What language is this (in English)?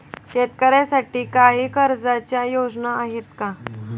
Marathi